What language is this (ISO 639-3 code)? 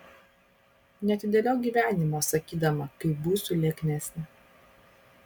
lit